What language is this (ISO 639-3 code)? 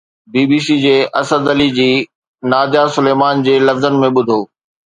snd